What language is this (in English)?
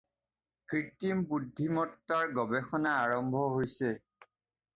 Assamese